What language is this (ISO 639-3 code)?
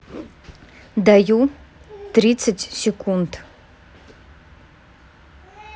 rus